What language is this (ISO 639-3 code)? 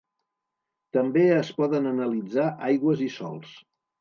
cat